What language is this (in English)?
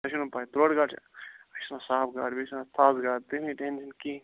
Kashmiri